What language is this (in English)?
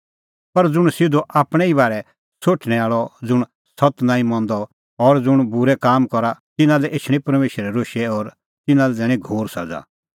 Kullu Pahari